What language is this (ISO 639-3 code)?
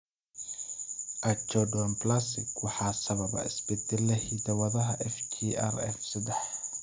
som